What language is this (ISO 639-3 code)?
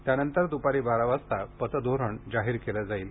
mar